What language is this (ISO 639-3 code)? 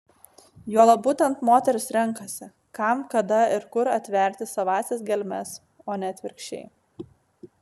lit